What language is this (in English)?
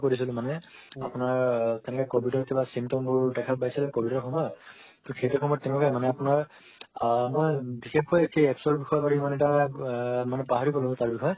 Assamese